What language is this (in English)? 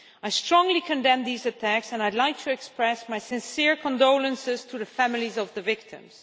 English